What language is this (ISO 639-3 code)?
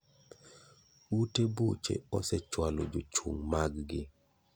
luo